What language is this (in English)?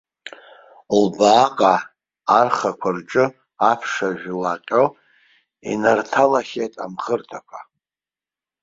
Abkhazian